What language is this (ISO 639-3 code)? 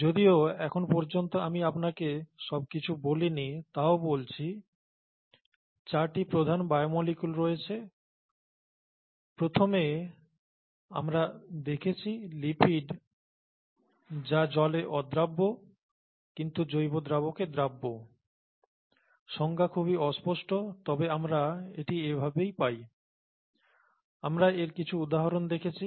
ben